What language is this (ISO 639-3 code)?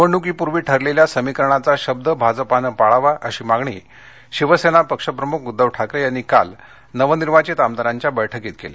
mar